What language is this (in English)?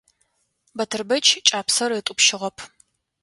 Adyghe